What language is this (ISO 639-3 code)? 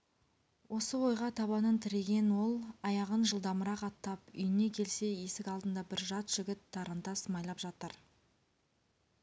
kaz